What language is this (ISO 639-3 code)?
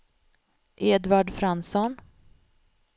swe